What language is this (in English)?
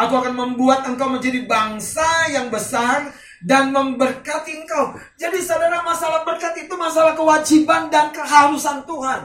Indonesian